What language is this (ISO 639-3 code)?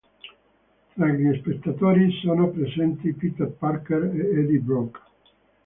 ita